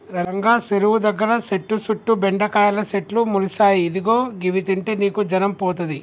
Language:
Telugu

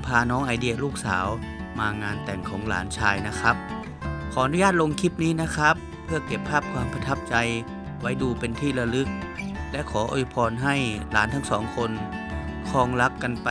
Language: Thai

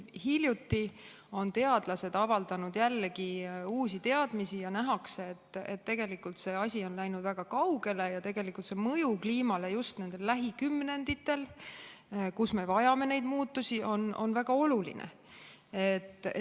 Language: Estonian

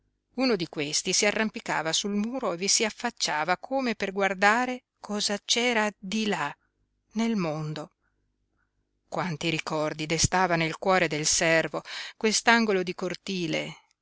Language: Italian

